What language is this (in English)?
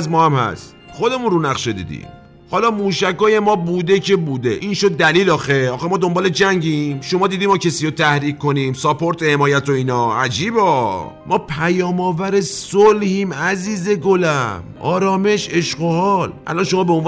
Persian